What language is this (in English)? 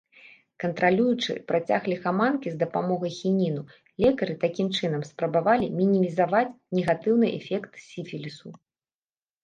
Belarusian